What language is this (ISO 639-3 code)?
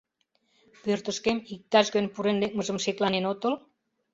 chm